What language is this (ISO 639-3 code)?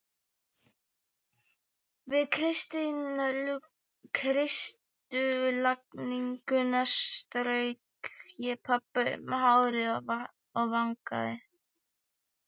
isl